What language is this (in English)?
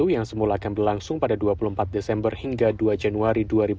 Indonesian